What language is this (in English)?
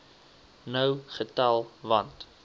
Afrikaans